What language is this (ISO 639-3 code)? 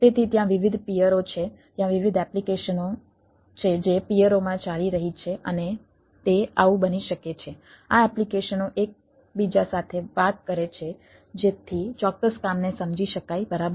guj